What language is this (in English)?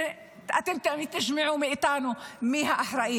Hebrew